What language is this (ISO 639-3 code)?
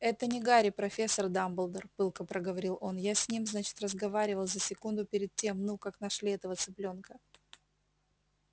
rus